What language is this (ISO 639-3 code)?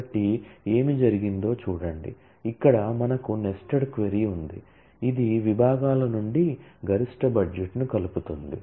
tel